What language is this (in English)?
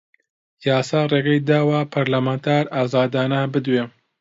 Central Kurdish